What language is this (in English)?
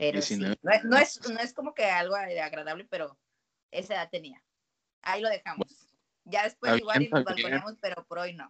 Spanish